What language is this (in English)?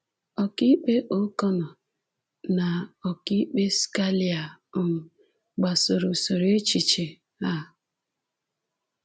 Igbo